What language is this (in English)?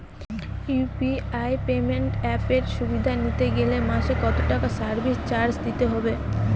Bangla